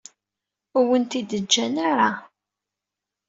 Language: Kabyle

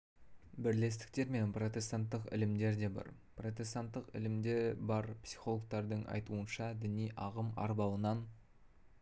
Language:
Kazakh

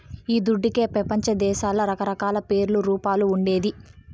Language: Telugu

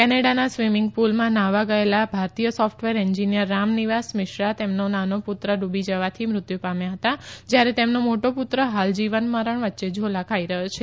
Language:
Gujarati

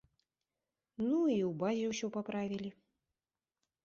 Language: Belarusian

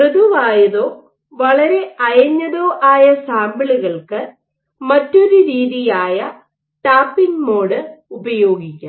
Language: Malayalam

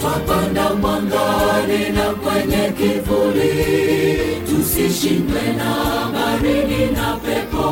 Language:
Swahili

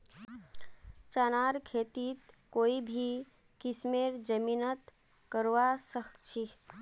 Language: Magahi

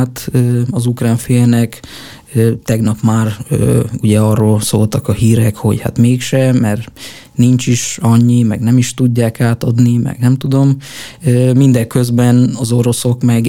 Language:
Hungarian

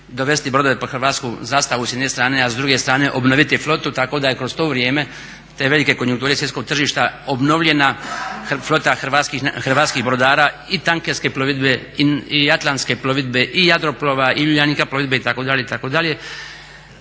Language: Croatian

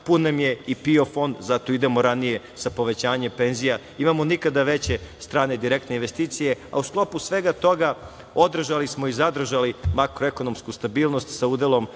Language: Serbian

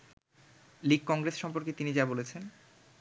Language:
Bangla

